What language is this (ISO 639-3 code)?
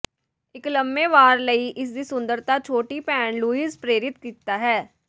pan